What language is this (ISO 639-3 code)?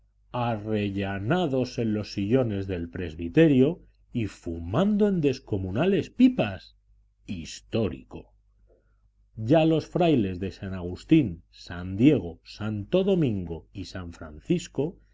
spa